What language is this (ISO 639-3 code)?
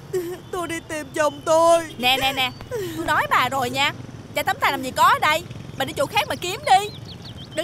vie